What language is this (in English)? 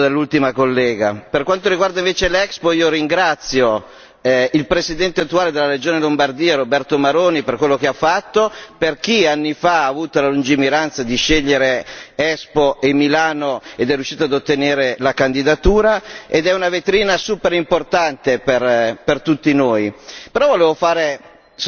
Italian